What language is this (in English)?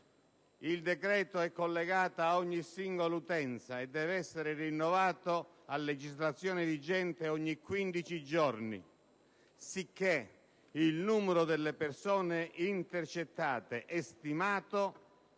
Italian